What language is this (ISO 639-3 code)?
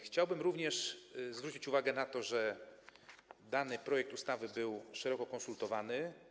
pol